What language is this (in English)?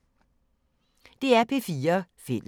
Danish